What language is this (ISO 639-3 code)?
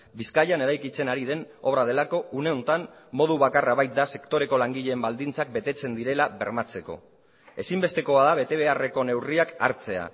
eus